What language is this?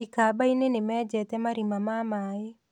Kikuyu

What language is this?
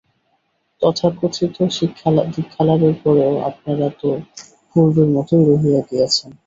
Bangla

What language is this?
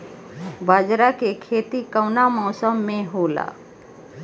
Bhojpuri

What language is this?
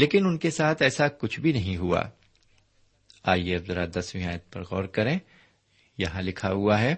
Urdu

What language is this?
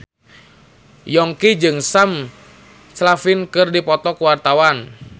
Sundanese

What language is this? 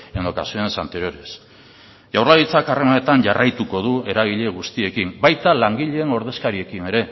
Basque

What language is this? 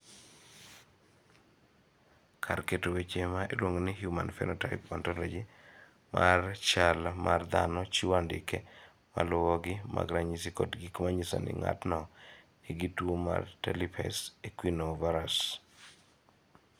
Luo (Kenya and Tanzania)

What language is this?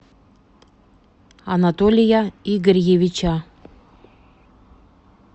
Russian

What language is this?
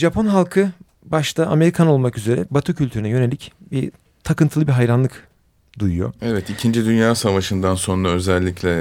Turkish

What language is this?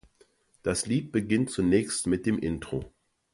German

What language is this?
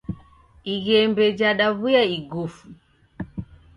Taita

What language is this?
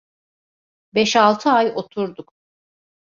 Turkish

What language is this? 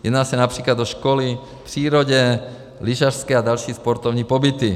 Czech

